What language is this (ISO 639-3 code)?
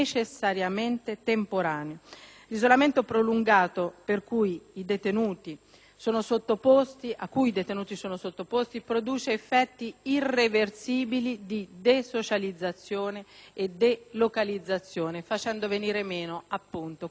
ita